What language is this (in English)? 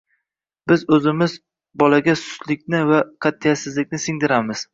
Uzbek